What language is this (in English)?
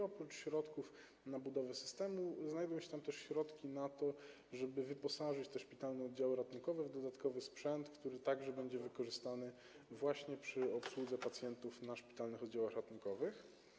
Polish